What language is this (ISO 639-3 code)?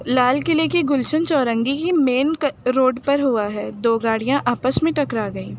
urd